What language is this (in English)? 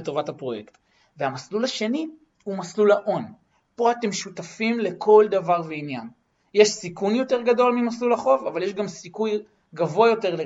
Hebrew